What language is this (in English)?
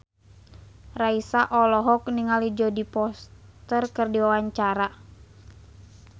Sundanese